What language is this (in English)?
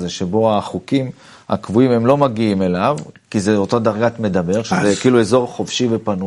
Hebrew